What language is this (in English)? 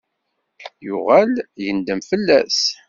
Kabyle